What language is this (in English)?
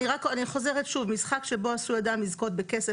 Hebrew